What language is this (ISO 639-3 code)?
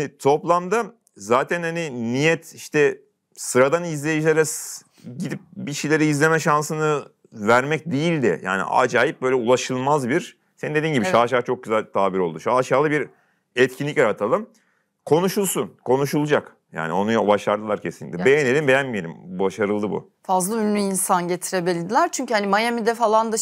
tur